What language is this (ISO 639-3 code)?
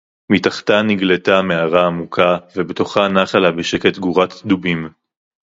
heb